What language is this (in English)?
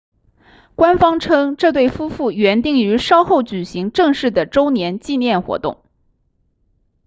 Chinese